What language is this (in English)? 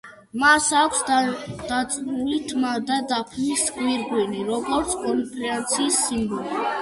Georgian